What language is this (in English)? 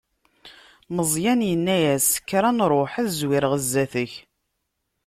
Kabyle